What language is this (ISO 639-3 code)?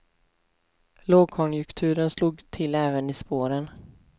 swe